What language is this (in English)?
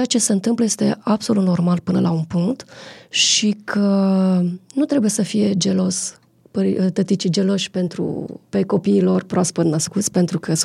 Romanian